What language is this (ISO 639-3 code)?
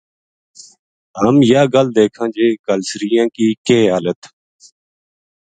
gju